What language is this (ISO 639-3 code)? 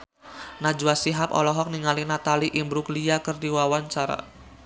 sun